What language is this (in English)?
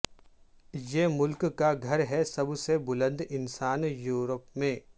Urdu